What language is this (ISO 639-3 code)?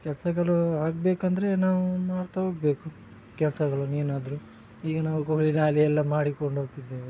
kan